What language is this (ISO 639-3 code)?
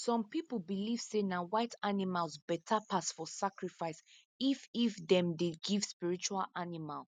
pcm